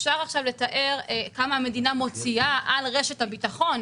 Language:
Hebrew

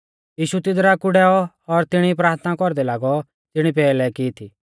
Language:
Mahasu Pahari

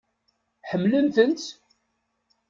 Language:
Kabyle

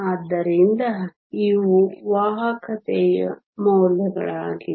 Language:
Kannada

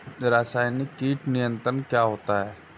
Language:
Hindi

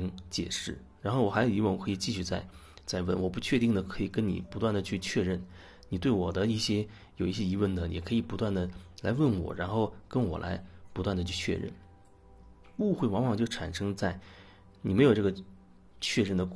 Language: Chinese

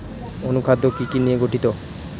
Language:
Bangla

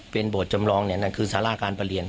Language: Thai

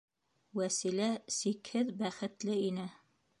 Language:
Bashkir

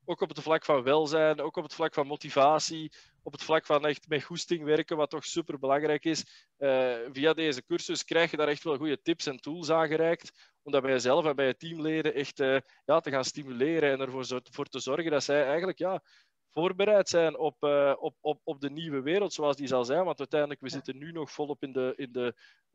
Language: Dutch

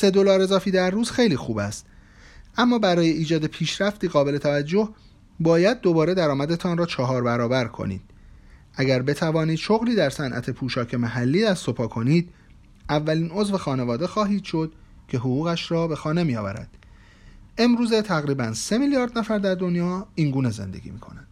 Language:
Persian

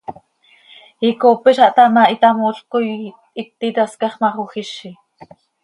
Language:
Seri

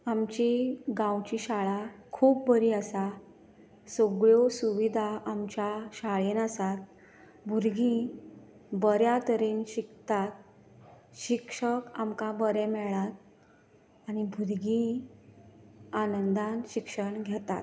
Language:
Konkani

